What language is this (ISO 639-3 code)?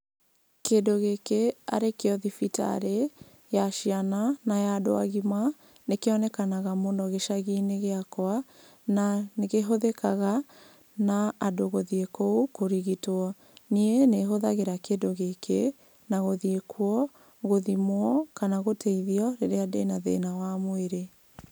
kik